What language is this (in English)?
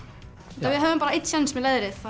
Icelandic